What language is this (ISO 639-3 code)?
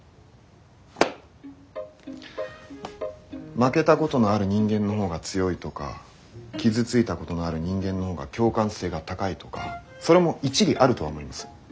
jpn